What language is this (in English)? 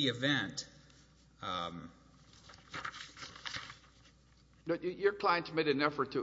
English